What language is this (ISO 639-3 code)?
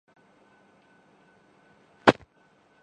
urd